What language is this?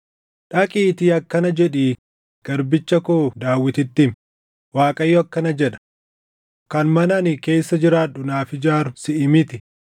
Oromo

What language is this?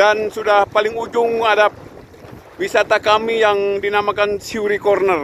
Indonesian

